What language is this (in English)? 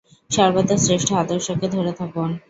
Bangla